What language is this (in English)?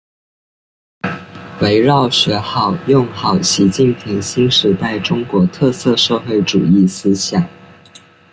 Chinese